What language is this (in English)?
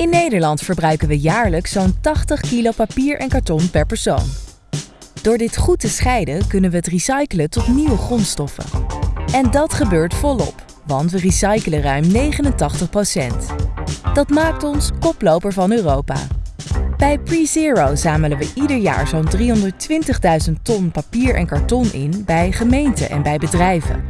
Dutch